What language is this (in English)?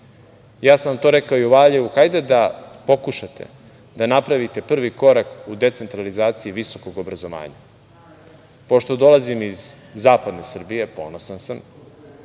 Serbian